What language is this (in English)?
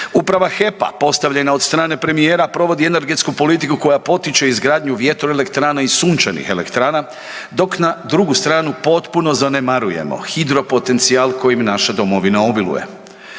Croatian